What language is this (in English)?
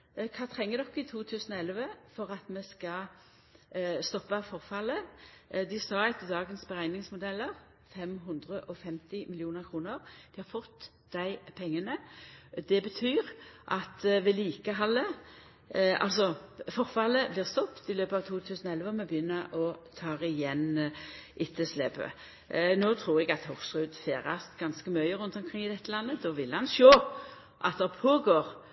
Norwegian Nynorsk